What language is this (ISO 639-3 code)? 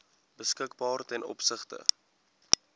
afr